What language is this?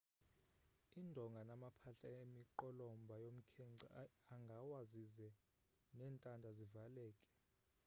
Xhosa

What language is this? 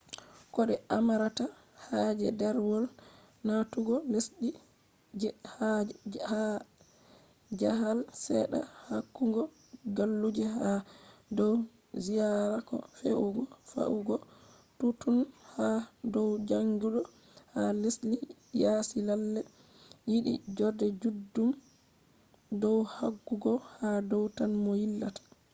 Fula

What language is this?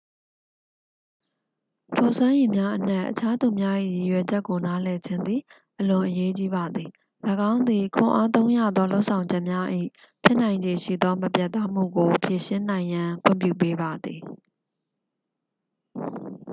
Burmese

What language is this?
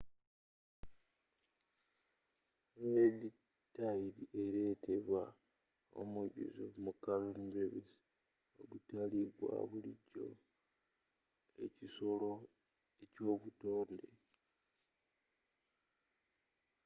Ganda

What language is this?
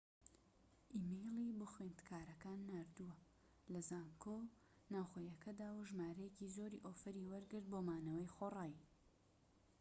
Central Kurdish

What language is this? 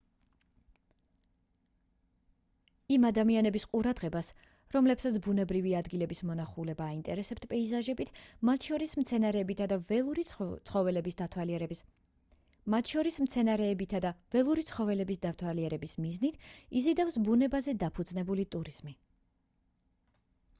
Georgian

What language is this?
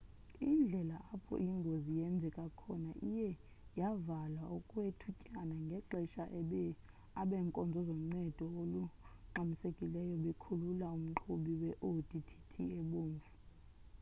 Xhosa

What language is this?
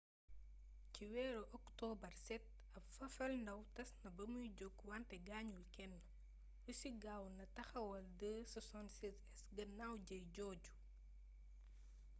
Wolof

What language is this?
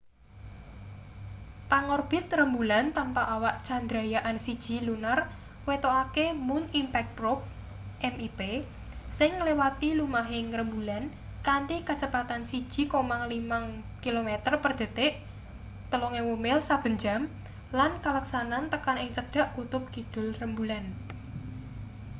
Javanese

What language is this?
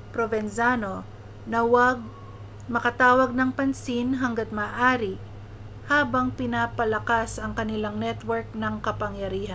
Filipino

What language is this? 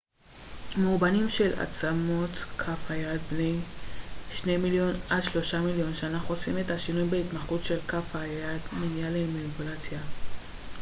Hebrew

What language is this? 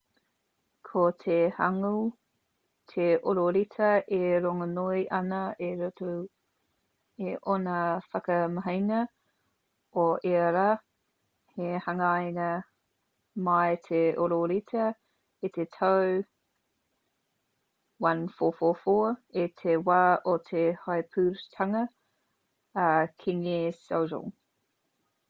Māori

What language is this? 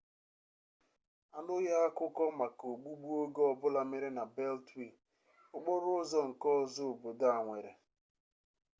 Igbo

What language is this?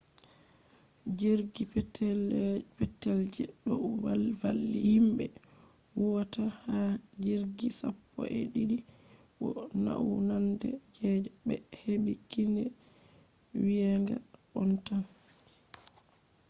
Fula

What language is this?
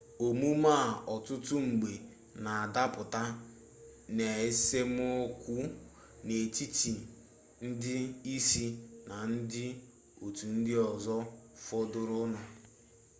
Igbo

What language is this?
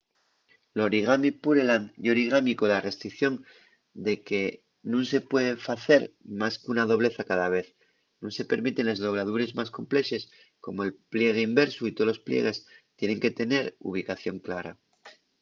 Asturian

